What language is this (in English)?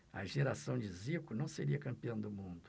Portuguese